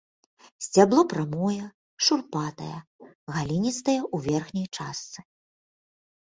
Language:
Belarusian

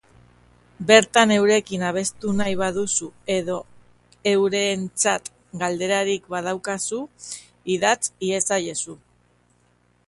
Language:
Basque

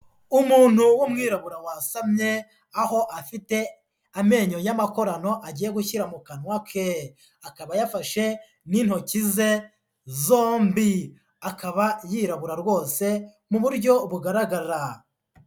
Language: Kinyarwanda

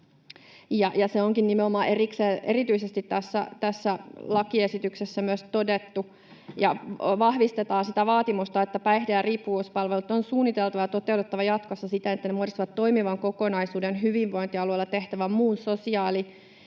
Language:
Finnish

